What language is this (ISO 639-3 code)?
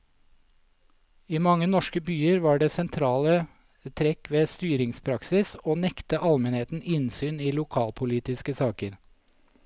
nor